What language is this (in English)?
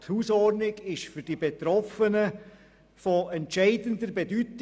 Swiss German